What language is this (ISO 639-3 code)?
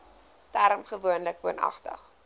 afr